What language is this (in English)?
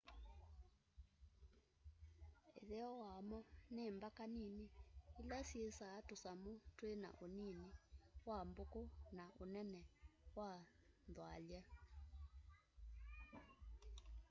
Kamba